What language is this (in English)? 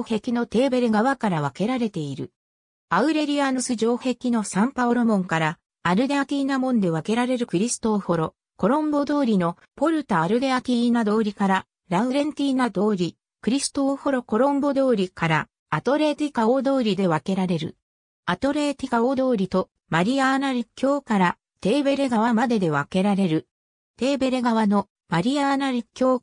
Japanese